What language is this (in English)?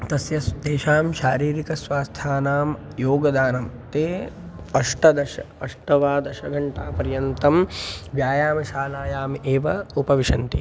Sanskrit